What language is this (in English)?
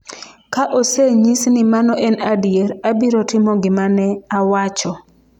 Luo (Kenya and Tanzania)